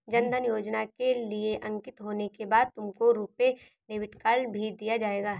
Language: Hindi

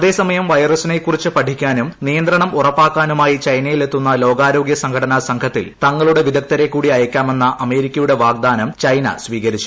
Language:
Malayalam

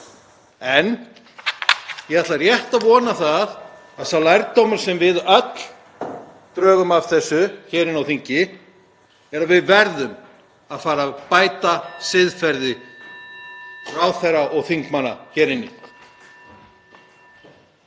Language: Icelandic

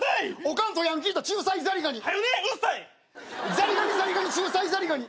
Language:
Japanese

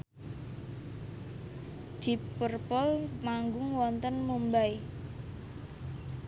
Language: Javanese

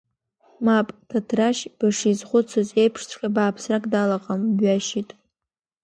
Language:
Abkhazian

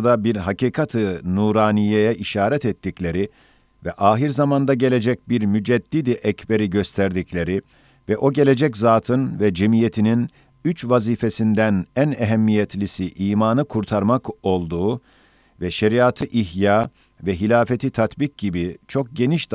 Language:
Turkish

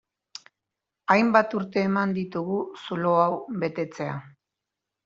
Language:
Basque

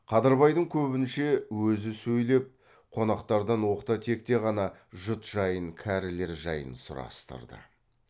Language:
Kazakh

